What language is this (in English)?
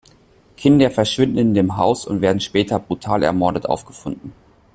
German